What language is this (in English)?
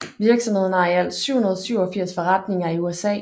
Danish